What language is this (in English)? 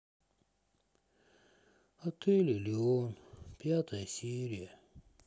Russian